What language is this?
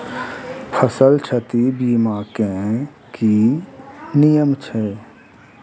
Maithili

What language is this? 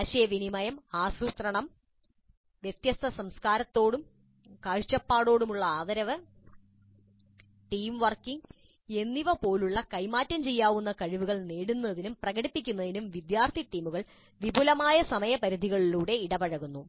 Malayalam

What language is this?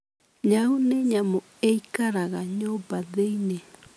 Kikuyu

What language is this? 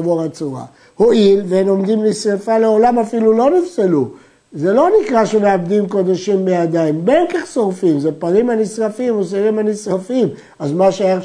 Hebrew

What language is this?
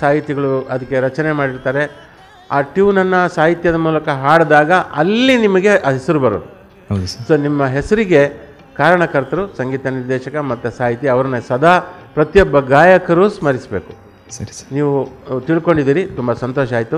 Kannada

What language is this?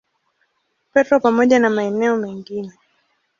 Swahili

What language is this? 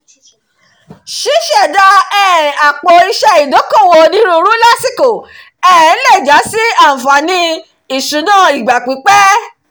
Yoruba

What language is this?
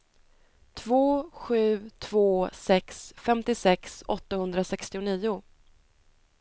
Swedish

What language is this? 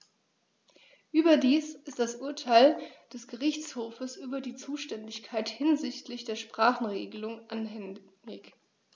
German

